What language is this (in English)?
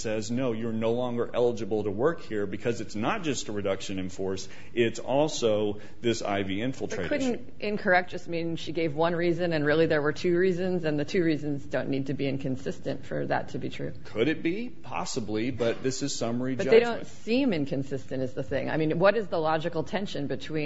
English